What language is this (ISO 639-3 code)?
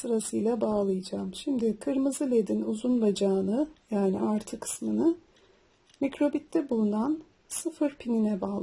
tur